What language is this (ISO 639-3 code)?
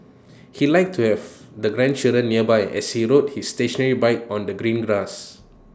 eng